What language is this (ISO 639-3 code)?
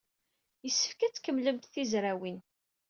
kab